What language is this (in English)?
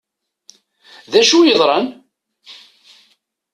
Kabyle